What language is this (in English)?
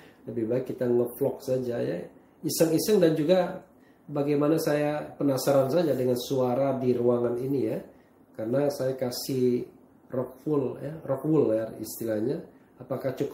Indonesian